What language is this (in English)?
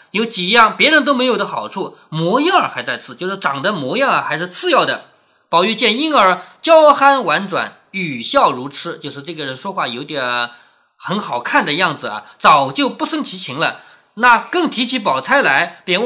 Chinese